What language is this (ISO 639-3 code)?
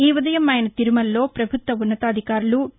tel